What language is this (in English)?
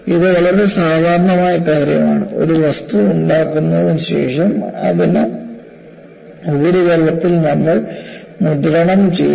Malayalam